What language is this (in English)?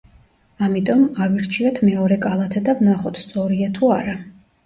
Georgian